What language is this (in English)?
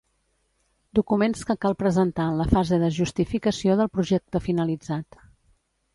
Catalan